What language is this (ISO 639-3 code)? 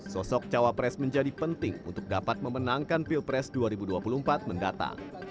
ind